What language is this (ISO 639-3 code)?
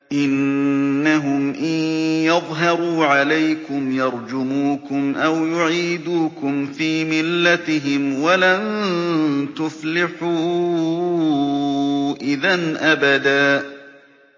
ara